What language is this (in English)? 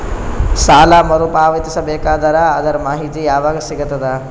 Kannada